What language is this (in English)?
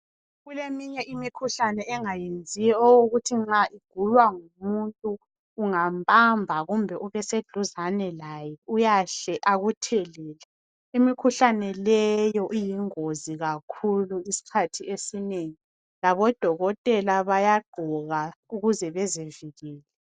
North Ndebele